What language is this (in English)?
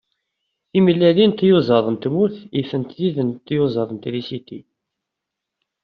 Kabyle